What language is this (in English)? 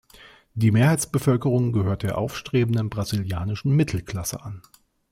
German